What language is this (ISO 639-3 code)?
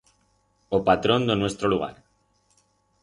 arg